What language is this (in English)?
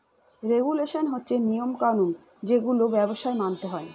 Bangla